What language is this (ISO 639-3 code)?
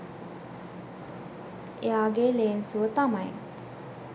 sin